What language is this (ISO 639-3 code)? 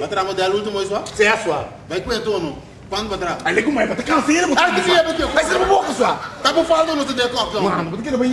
por